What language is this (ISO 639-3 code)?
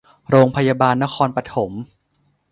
tha